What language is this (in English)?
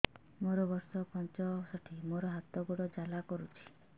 Odia